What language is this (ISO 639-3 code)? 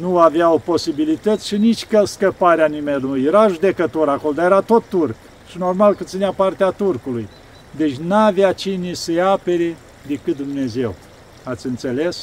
ron